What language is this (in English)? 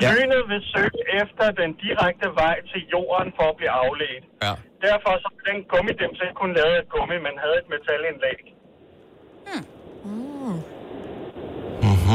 Danish